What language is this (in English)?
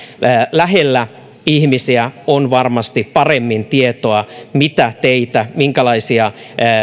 Finnish